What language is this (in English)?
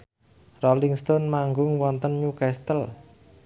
Javanese